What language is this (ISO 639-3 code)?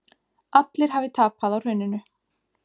isl